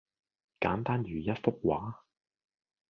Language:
Cantonese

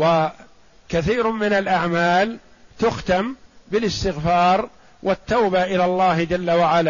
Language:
Arabic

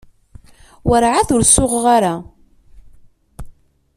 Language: Kabyle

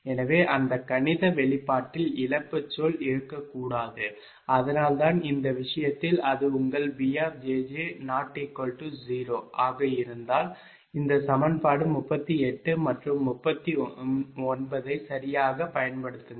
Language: Tamil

